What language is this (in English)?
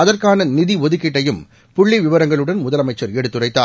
Tamil